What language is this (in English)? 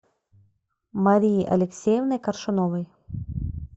Russian